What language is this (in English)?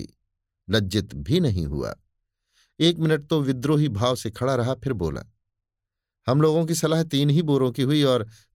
Hindi